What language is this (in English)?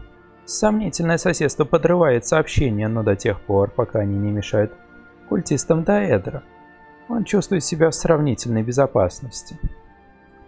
Russian